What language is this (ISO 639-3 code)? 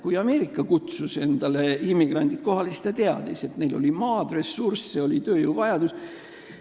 est